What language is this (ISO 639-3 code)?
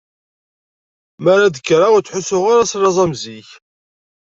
kab